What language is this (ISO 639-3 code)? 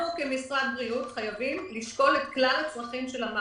heb